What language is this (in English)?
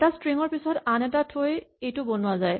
Assamese